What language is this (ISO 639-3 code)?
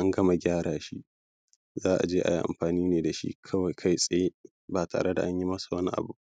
hau